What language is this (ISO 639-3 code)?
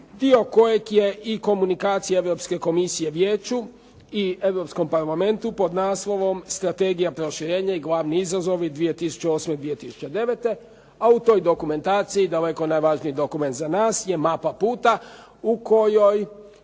hrv